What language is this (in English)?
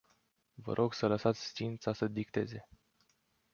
Romanian